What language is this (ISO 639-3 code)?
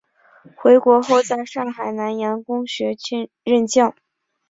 zho